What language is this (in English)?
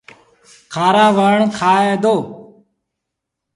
Sindhi Bhil